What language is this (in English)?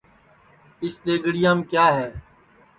Sansi